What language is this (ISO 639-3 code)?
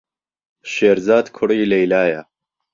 ckb